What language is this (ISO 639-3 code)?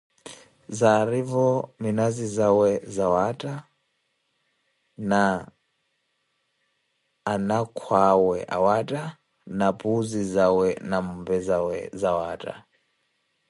eko